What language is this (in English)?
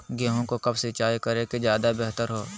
Magahi